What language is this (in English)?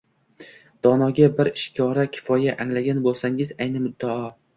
Uzbek